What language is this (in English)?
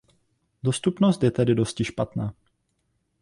Czech